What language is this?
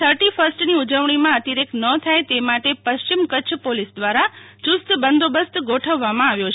Gujarati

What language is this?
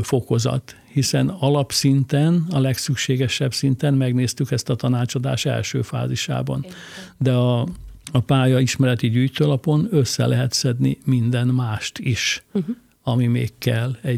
Hungarian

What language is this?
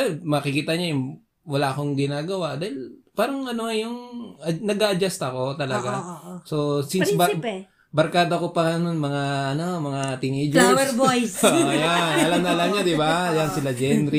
Filipino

